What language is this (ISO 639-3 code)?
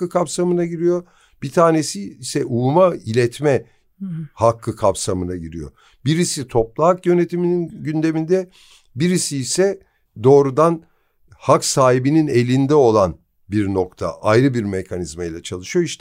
tur